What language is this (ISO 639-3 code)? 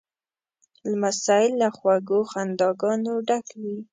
pus